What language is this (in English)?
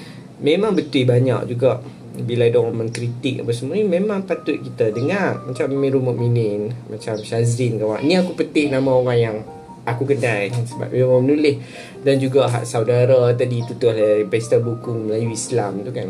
Malay